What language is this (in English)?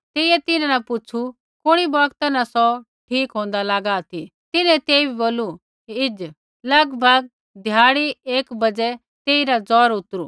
Kullu Pahari